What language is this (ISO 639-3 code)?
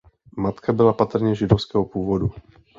ces